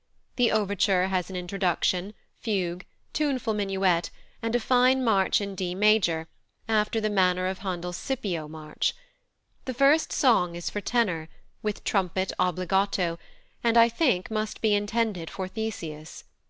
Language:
English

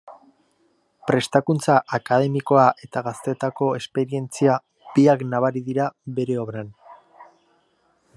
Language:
Basque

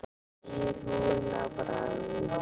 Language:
Icelandic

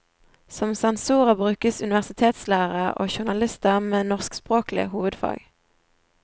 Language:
Norwegian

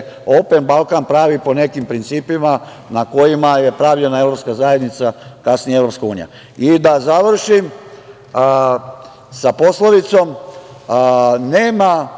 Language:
Serbian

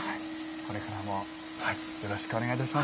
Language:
Japanese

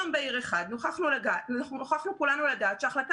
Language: Hebrew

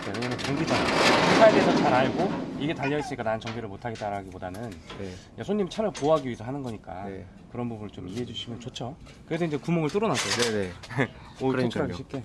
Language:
Korean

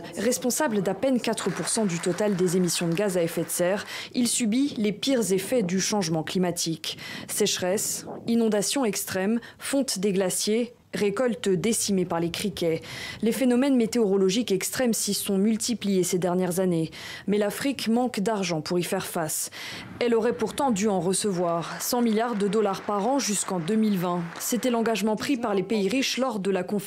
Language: French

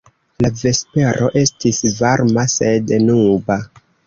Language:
Esperanto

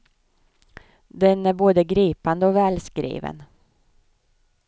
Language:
Swedish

